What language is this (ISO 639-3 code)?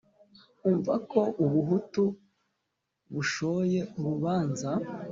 kin